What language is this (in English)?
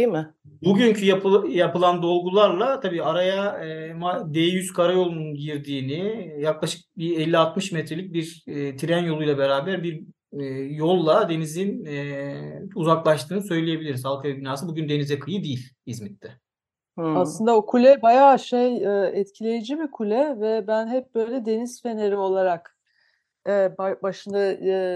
Turkish